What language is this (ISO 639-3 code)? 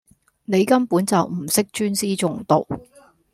yue